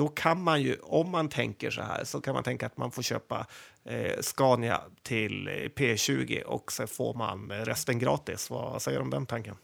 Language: Swedish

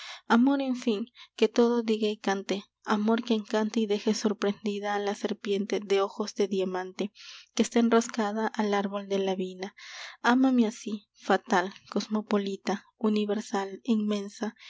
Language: Spanish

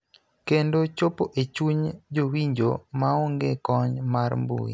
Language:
Luo (Kenya and Tanzania)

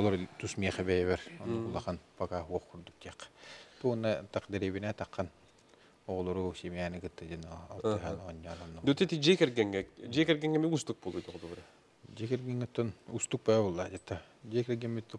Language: Turkish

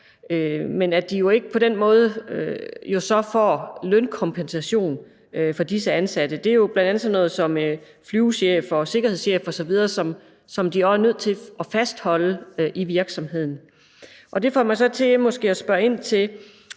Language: Danish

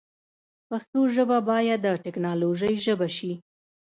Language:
Pashto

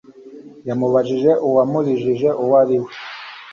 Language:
Kinyarwanda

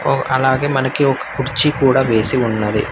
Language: Telugu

